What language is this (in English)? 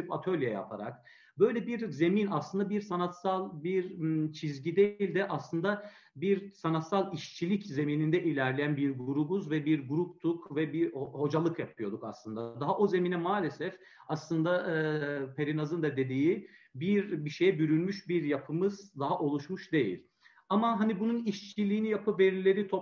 Turkish